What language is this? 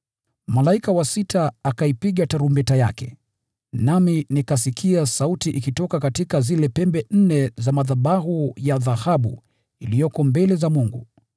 Swahili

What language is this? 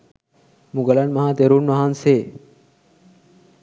Sinhala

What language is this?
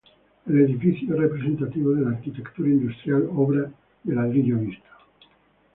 Spanish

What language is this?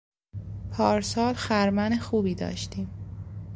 Persian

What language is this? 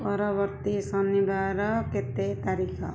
Odia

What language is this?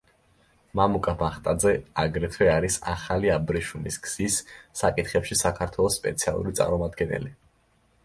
Georgian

